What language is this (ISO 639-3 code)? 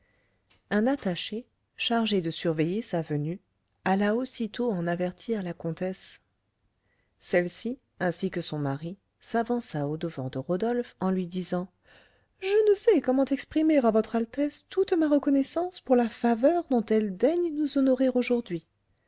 fra